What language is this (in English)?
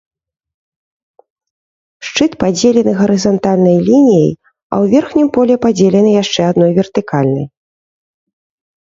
Belarusian